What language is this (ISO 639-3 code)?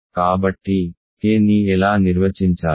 tel